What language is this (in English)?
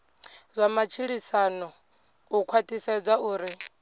Venda